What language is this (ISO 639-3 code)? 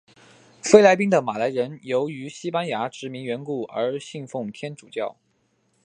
zho